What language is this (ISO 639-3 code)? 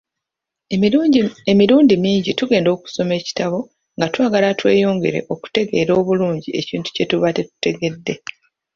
lug